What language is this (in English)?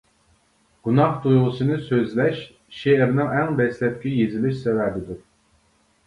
Uyghur